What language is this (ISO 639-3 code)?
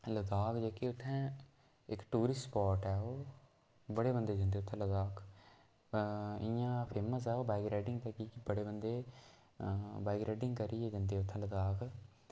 doi